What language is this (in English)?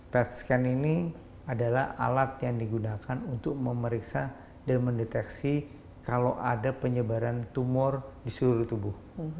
Indonesian